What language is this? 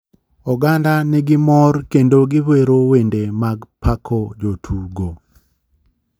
Luo (Kenya and Tanzania)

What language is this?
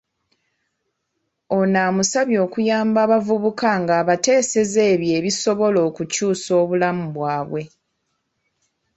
Ganda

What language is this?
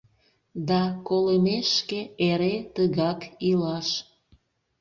Mari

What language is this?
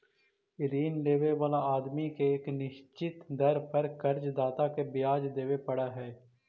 Magahi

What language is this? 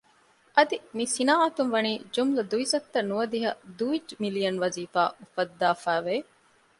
Divehi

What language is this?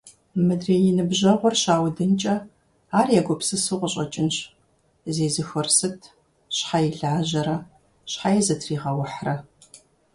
Kabardian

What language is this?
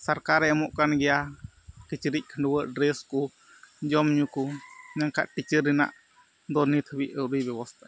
Santali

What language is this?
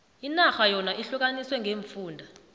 South Ndebele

